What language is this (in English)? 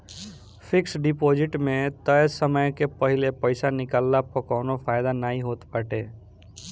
Bhojpuri